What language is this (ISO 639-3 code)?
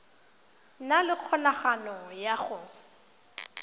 tsn